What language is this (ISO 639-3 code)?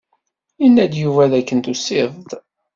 kab